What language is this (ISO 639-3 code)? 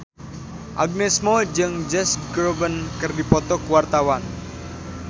sun